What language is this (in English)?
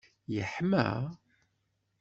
Kabyle